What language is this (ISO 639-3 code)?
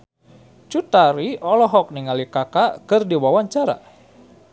sun